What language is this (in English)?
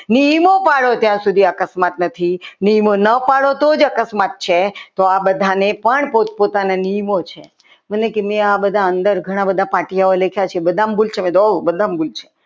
Gujarati